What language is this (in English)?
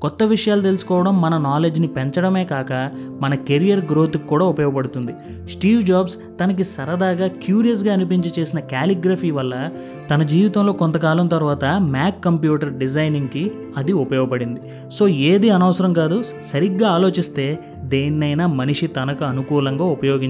Telugu